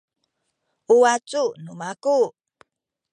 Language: Sakizaya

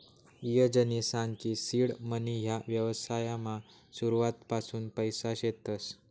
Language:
Marathi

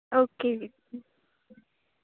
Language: Punjabi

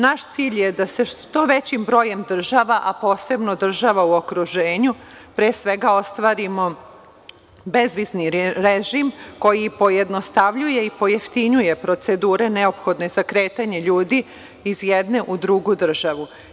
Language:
Serbian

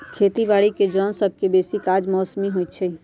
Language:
Magahi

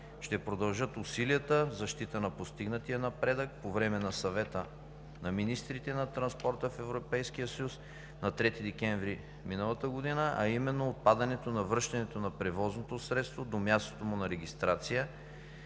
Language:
Bulgarian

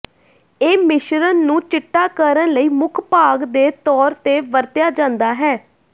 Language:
Punjabi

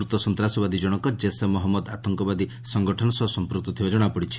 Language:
Odia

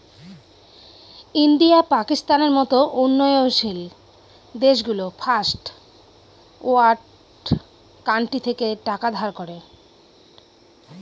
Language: Bangla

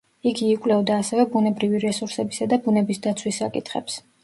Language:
Georgian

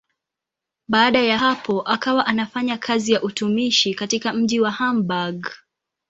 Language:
Swahili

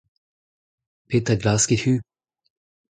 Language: Breton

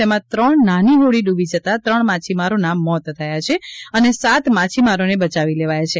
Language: Gujarati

